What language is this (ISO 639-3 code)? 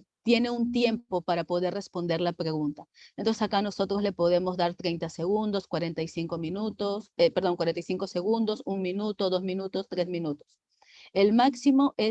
spa